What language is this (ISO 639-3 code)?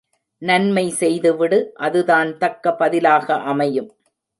tam